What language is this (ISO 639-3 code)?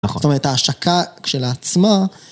heb